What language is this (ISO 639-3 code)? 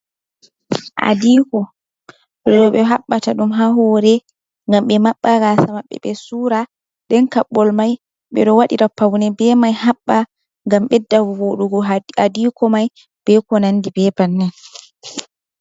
ful